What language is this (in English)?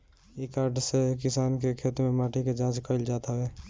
Bhojpuri